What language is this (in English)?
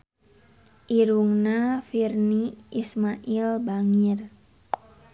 Sundanese